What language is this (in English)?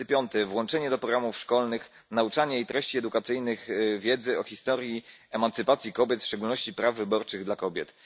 Polish